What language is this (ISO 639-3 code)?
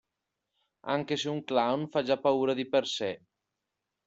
ita